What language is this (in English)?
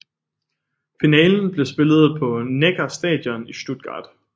Danish